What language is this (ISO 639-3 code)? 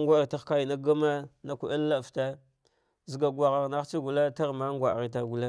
dgh